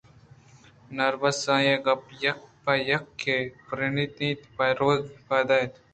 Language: Eastern Balochi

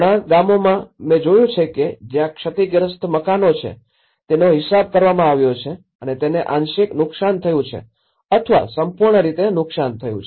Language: Gujarati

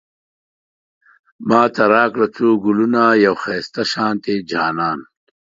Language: Pashto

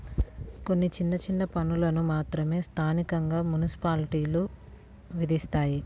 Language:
Telugu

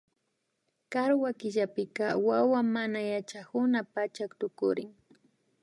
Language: Imbabura Highland Quichua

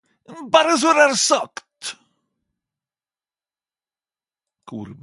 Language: Norwegian Nynorsk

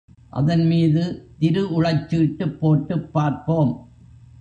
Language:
Tamil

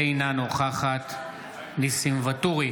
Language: Hebrew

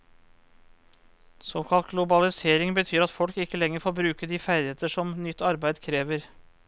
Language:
Norwegian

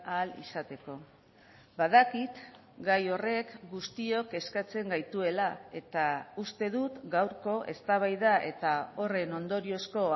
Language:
Basque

